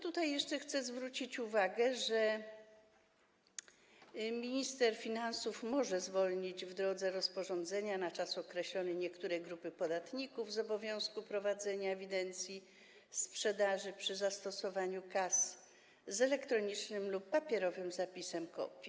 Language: Polish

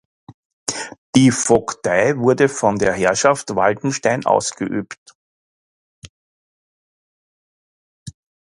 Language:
German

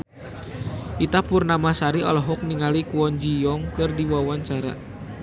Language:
Sundanese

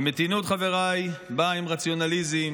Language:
Hebrew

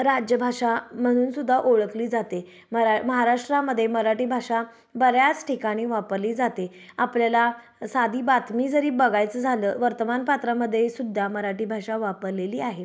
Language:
Marathi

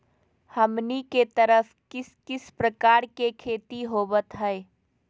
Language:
Magahi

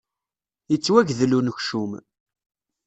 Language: Kabyle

